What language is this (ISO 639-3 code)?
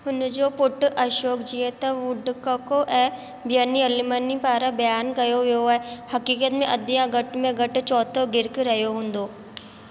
snd